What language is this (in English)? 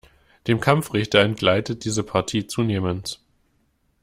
German